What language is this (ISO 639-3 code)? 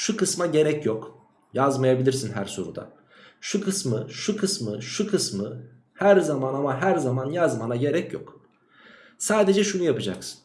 tur